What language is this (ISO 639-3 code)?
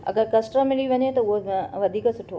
snd